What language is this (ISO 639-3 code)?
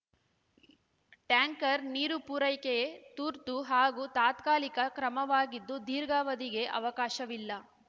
kan